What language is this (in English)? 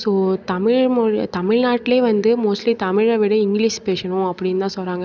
Tamil